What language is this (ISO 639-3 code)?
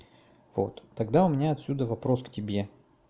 rus